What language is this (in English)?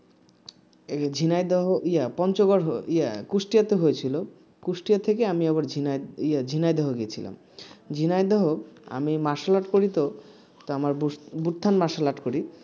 Bangla